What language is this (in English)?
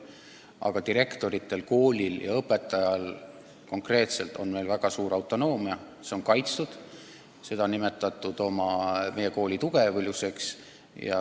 Estonian